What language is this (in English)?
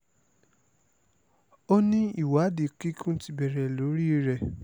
Yoruba